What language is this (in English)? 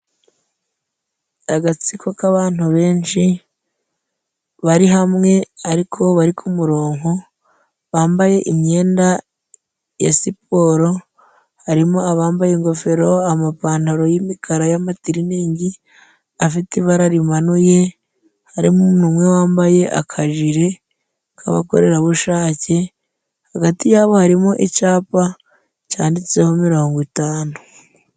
Kinyarwanda